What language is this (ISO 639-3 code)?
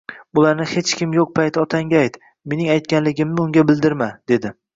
uzb